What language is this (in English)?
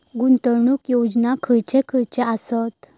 Marathi